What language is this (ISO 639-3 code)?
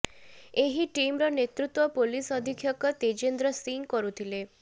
ori